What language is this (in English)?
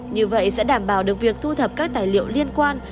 Vietnamese